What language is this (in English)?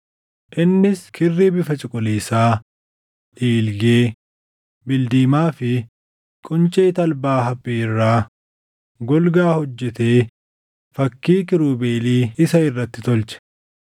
Oromo